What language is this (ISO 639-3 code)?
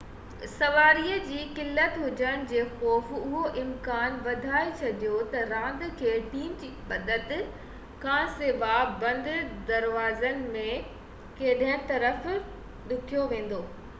snd